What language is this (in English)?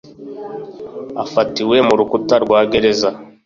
Kinyarwanda